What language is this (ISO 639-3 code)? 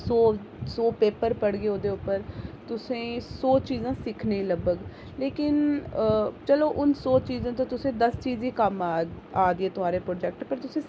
doi